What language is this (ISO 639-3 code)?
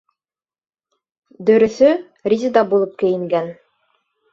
bak